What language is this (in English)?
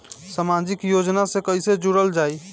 Bhojpuri